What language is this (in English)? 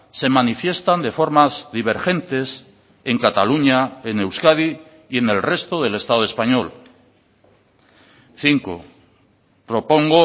Spanish